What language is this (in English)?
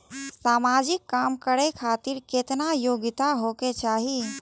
Maithili